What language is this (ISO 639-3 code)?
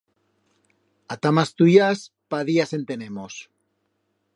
arg